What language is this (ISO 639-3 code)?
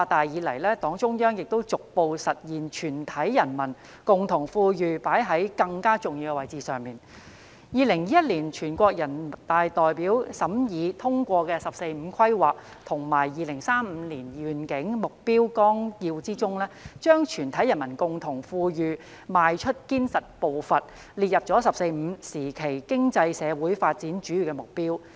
yue